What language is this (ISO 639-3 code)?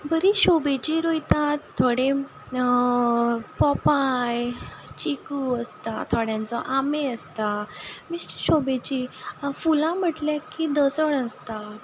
kok